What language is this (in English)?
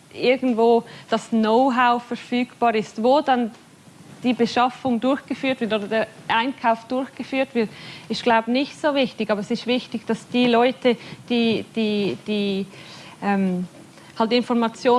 German